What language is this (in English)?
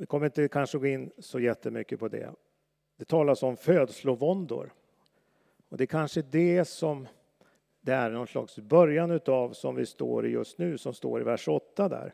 Swedish